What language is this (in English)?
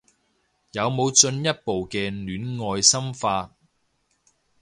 Cantonese